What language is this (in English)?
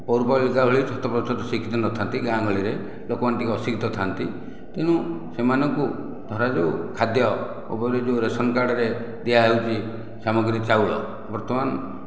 Odia